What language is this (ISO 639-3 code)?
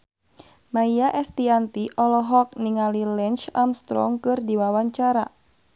sun